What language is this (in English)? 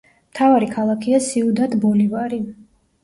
Georgian